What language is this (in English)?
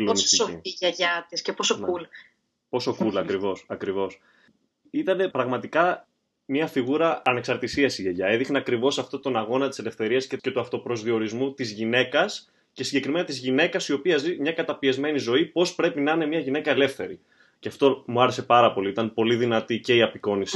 Greek